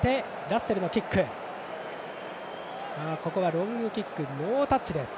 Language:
Japanese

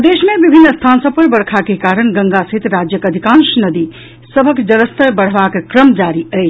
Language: Maithili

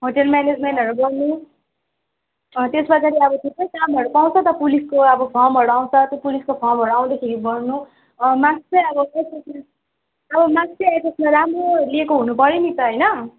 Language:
Nepali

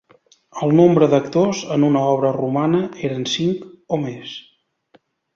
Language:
Catalan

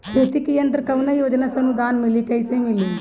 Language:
Bhojpuri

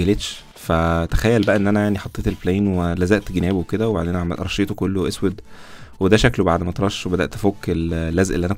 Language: Arabic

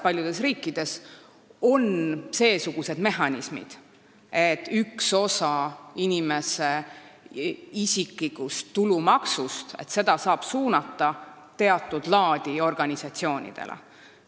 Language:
Estonian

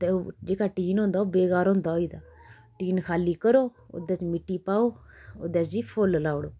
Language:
Dogri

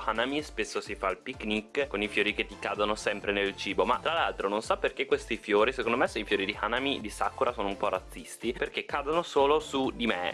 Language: Italian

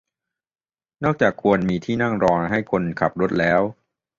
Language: Thai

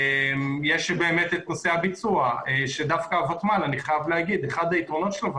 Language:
Hebrew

